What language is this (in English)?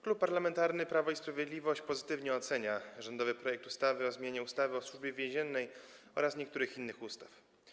Polish